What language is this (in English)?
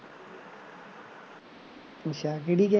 Punjabi